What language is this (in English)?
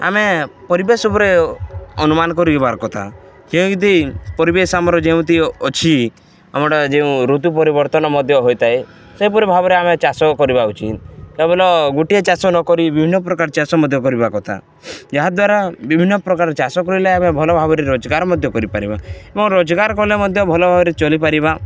Odia